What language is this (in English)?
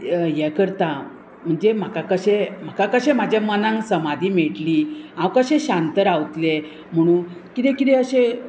Konkani